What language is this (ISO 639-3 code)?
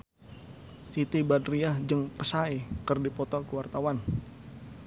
sun